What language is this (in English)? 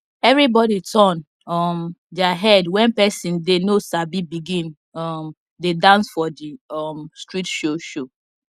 Nigerian Pidgin